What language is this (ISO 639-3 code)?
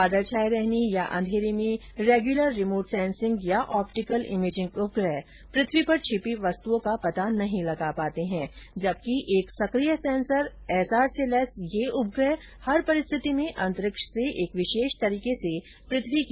hin